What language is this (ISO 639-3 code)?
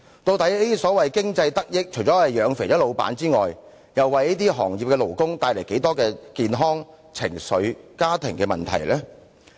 yue